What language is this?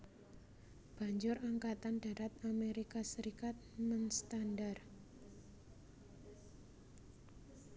Javanese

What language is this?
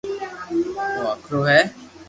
Loarki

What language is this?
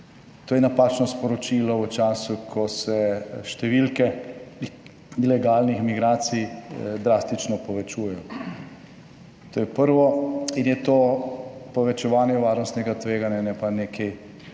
Slovenian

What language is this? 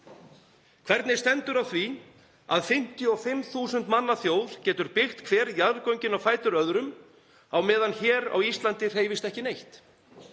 Icelandic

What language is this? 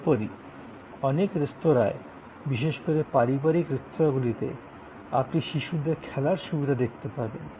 Bangla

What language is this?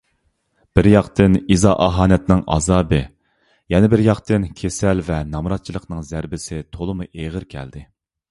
Uyghur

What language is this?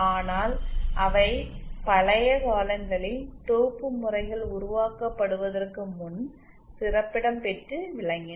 Tamil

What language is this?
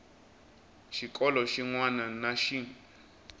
Tsonga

